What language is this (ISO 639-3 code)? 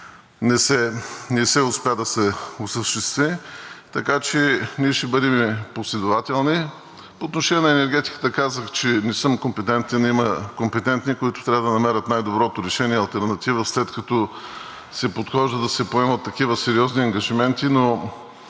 bul